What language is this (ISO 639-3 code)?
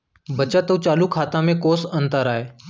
hne